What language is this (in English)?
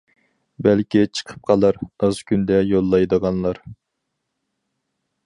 Uyghur